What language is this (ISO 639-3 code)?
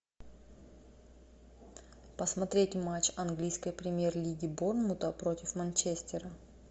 rus